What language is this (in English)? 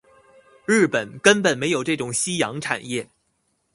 Chinese